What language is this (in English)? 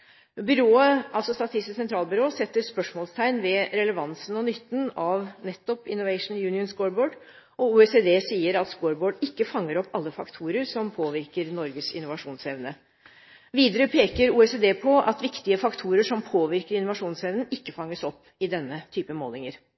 Norwegian Bokmål